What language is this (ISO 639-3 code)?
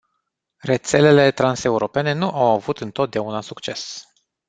ron